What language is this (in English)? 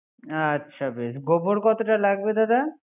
Bangla